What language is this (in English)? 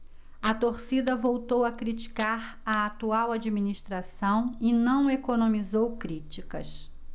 Portuguese